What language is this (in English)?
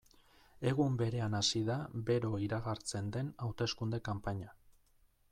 Basque